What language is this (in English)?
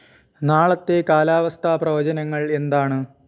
Malayalam